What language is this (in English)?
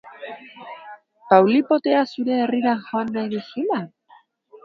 Basque